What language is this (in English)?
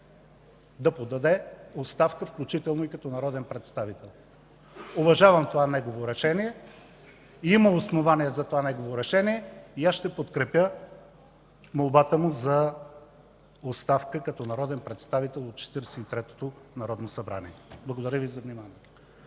Bulgarian